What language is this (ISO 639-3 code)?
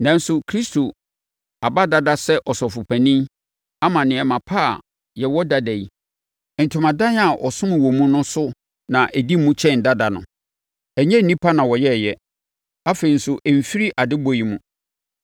aka